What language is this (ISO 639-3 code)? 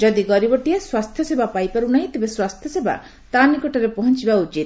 ori